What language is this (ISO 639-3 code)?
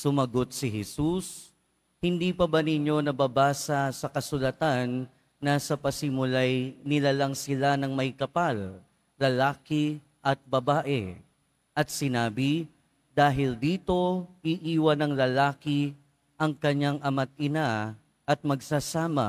fil